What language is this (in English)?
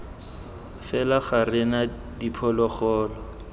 Tswana